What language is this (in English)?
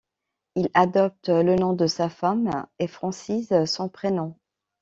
French